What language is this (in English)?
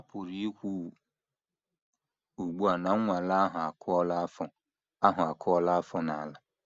Igbo